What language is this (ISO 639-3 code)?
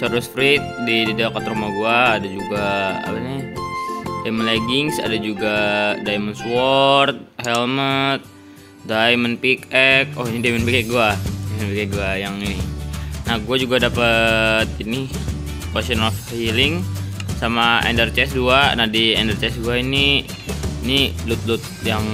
ind